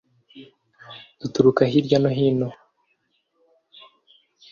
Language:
Kinyarwanda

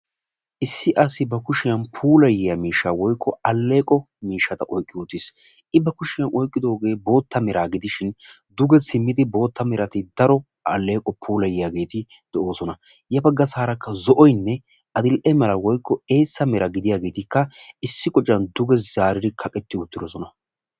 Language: Wolaytta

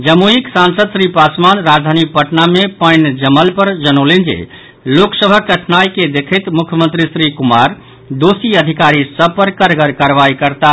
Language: Maithili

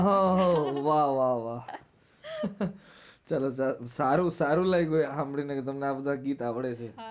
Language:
Gujarati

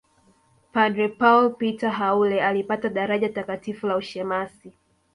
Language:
Swahili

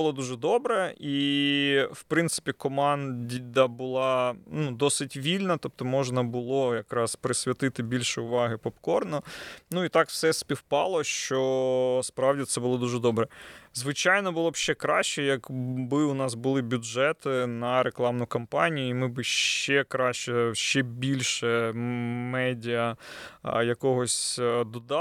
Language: Ukrainian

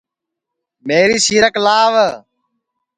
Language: Sansi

